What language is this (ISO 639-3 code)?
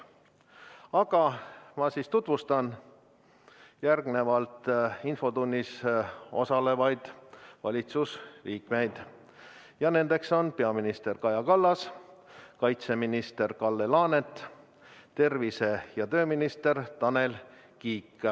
est